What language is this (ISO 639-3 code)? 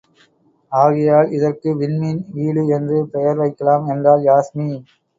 tam